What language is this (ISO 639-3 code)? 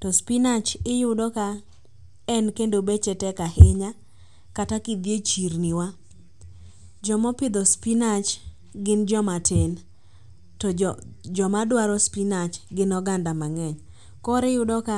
luo